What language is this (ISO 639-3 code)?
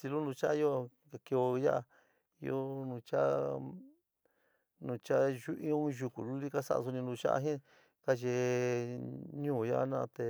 mig